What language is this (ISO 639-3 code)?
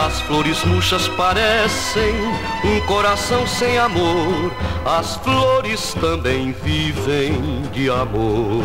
por